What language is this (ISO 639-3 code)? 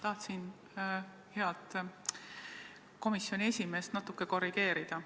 est